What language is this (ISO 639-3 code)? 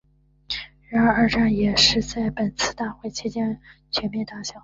zho